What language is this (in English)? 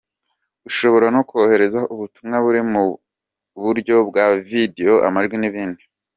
Kinyarwanda